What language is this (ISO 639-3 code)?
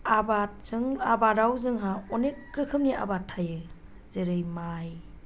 brx